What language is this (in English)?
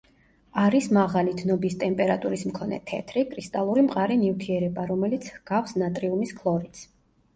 Georgian